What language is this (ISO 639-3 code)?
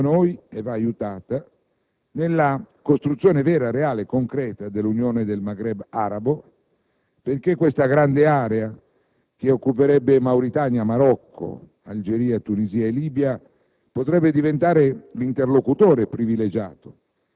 ita